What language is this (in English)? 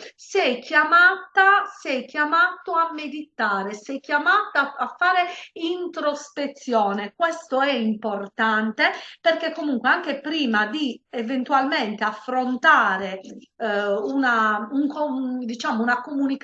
Italian